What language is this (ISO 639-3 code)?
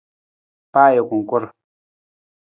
nmz